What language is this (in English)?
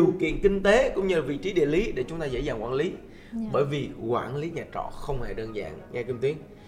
Vietnamese